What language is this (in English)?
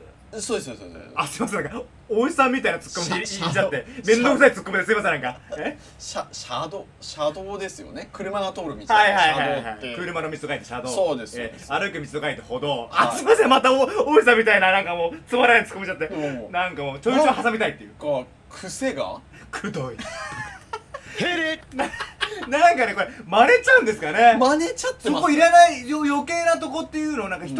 Japanese